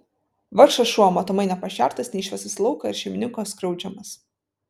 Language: Lithuanian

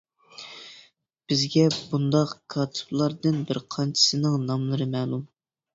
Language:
Uyghur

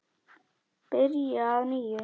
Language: Icelandic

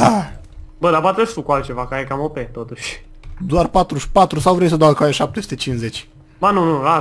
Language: Romanian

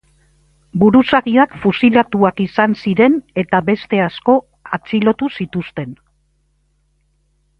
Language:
Basque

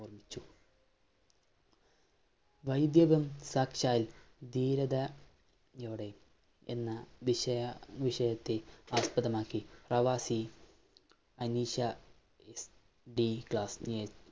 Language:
Malayalam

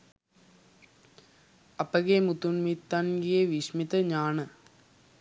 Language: Sinhala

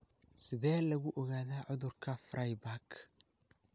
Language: Somali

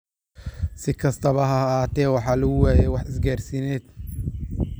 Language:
Somali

